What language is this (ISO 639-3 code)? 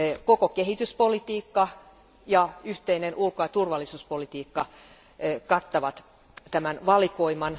fin